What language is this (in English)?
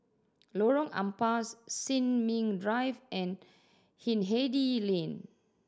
English